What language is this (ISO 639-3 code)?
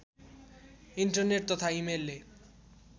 nep